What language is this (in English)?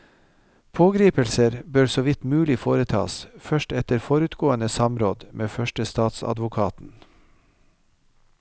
Norwegian